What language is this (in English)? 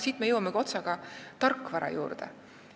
Estonian